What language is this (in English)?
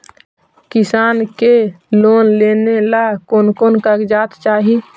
Magahi